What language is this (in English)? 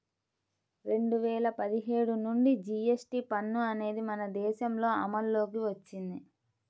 Telugu